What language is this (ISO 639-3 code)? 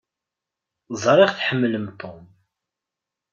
kab